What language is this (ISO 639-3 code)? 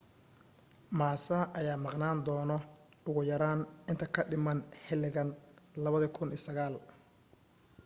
som